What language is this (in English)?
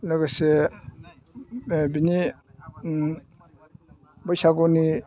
Bodo